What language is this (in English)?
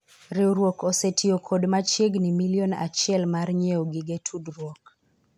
Luo (Kenya and Tanzania)